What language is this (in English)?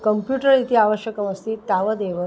Sanskrit